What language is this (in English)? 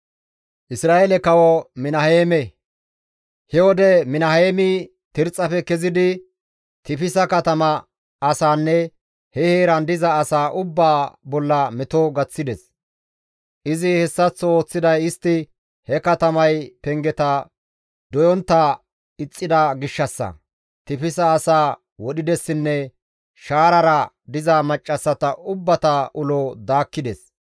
Gamo